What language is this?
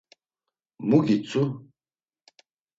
Laz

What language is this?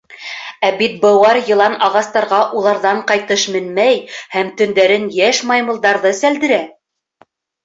Bashkir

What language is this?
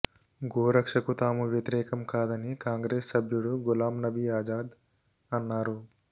Telugu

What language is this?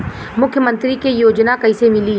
Bhojpuri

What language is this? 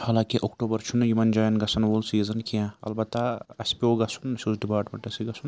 Kashmiri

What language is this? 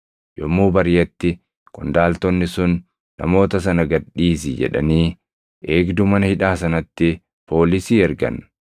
Oromo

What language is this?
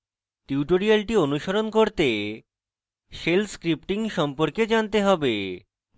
Bangla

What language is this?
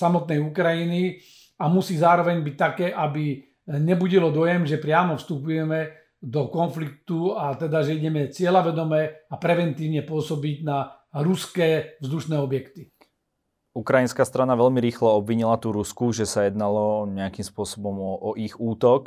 Slovak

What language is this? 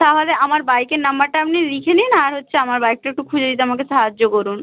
Bangla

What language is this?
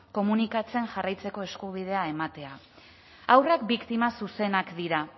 Basque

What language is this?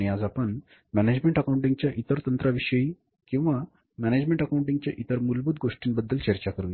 Marathi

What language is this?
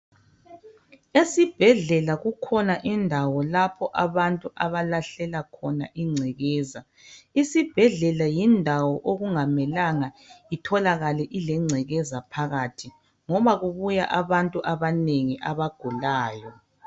North Ndebele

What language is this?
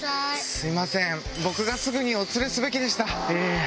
Japanese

